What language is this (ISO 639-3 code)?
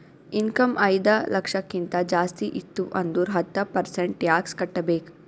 kan